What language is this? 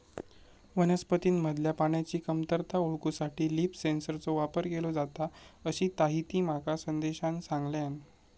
Marathi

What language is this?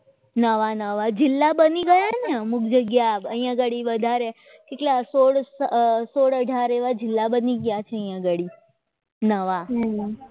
Gujarati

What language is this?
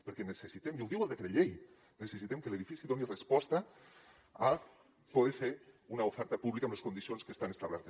Catalan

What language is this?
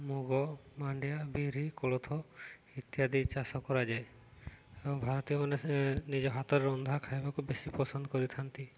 Odia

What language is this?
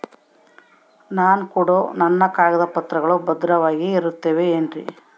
Kannada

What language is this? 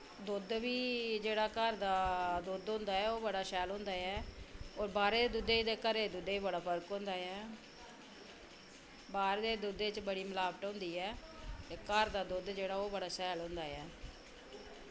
Dogri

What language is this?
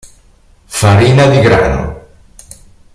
Italian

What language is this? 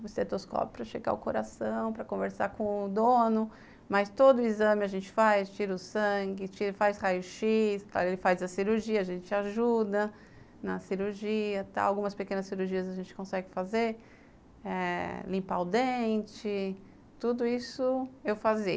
Portuguese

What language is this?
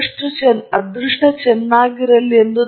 Kannada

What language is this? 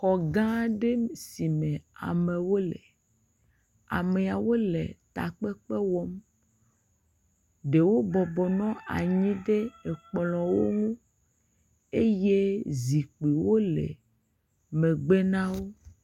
Ewe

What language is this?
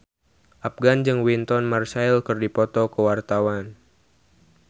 Sundanese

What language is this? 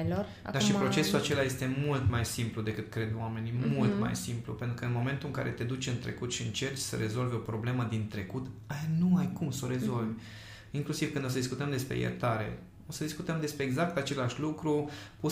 Romanian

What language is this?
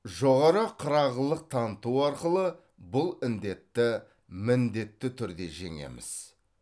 Kazakh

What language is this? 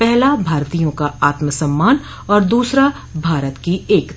Hindi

